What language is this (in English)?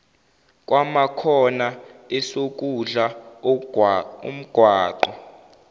Zulu